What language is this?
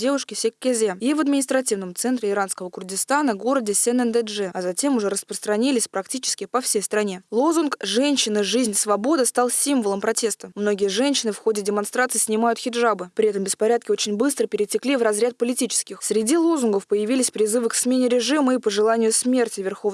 Russian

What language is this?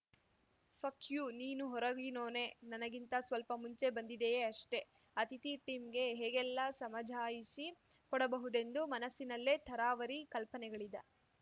Kannada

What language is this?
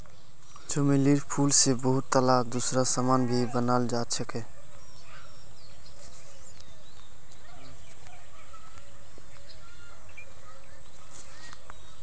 Magahi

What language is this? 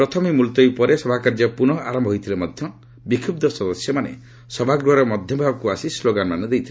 Odia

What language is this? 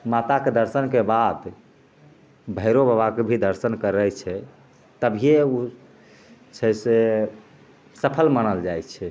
Maithili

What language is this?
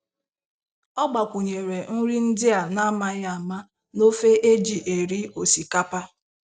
Igbo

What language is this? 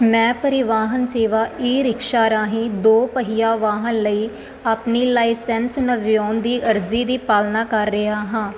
Punjabi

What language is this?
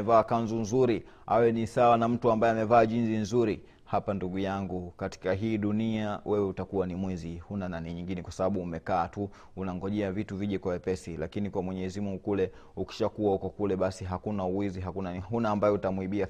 Swahili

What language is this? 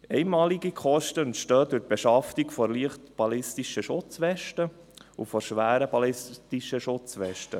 Swiss German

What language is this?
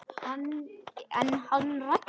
Icelandic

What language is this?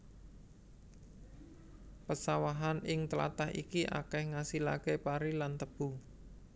Javanese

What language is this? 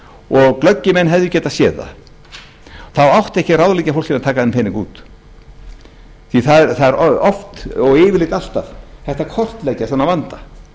Icelandic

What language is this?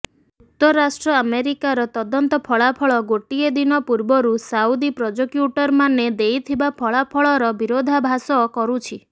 Odia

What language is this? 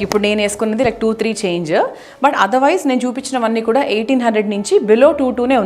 Hindi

